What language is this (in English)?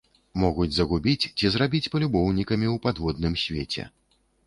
Belarusian